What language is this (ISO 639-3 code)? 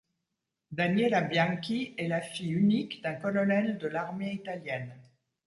fra